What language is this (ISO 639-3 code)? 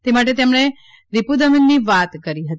guj